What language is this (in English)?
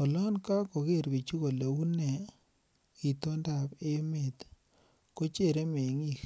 Kalenjin